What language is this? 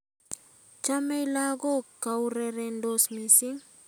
Kalenjin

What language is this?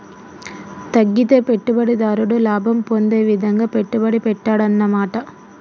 Telugu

